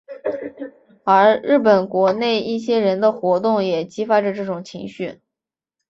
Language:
Chinese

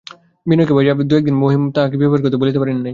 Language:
Bangla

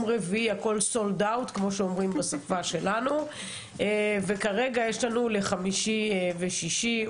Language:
Hebrew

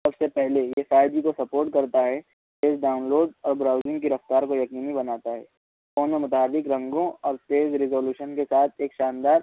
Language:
Urdu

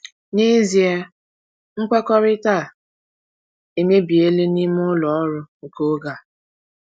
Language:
Igbo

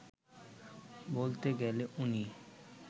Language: Bangla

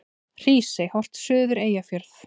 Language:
Icelandic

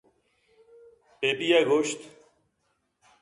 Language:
Eastern Balochi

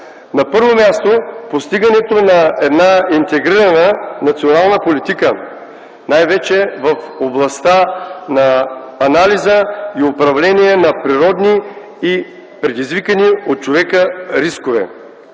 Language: Bulgarian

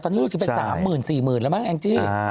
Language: Thai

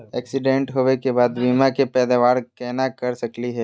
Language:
Magahi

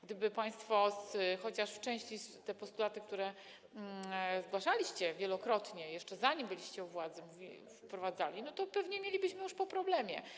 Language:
Polish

